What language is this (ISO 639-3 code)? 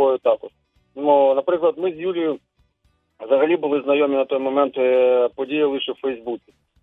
ukr